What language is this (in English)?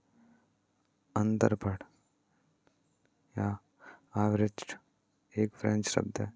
Hindi